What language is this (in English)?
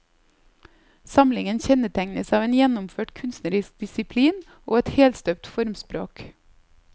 Norwegian